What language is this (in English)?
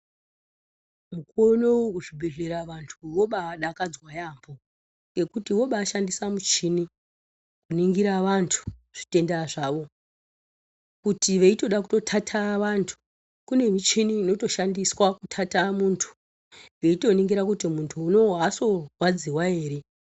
Ndau